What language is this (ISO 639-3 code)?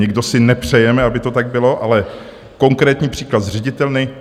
ces